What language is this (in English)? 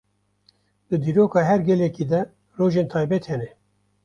Kurdish